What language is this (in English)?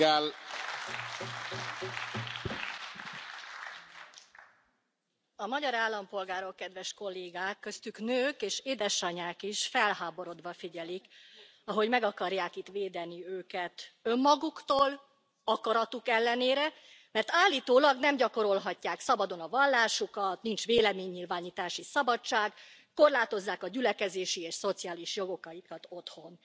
Hungarian